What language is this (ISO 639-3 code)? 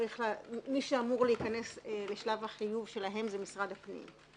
heb